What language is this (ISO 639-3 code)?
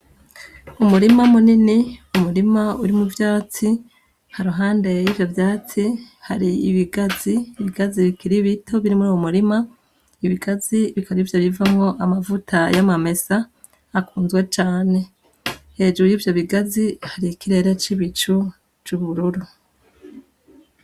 run